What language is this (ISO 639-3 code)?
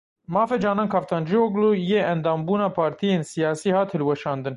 kur